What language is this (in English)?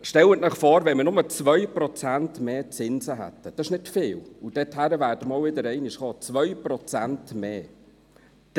Swiss German